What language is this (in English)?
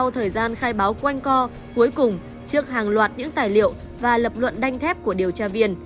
Vietnamese